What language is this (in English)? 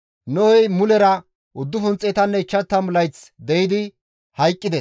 Gamo